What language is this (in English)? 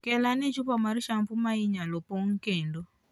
Luo (Kenya and Tanzania)